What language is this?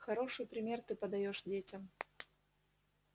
Russian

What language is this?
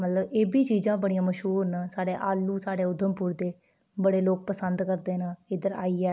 Dogri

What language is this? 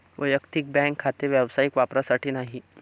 Marathi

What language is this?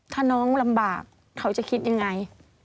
Thai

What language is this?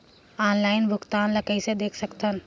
Chhattisgarhi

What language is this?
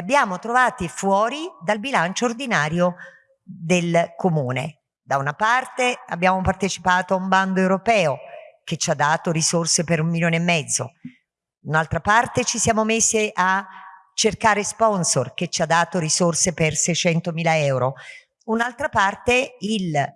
Italian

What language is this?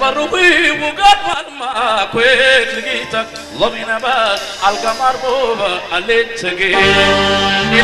Arabic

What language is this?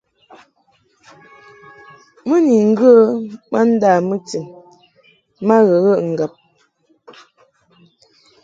Mungaka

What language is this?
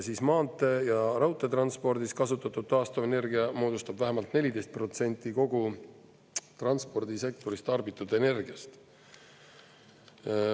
Estonian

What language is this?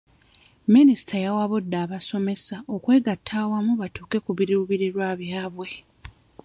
Ganda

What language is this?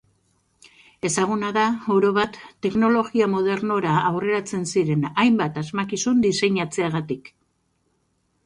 Basque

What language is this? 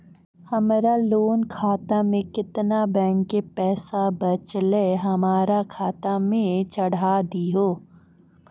Maithili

